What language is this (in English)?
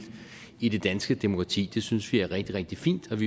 Danish